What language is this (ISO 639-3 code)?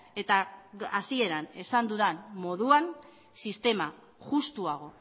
eus